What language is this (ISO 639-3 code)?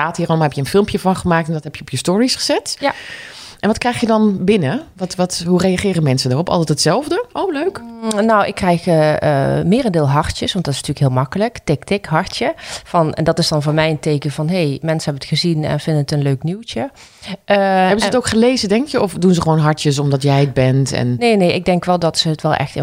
nld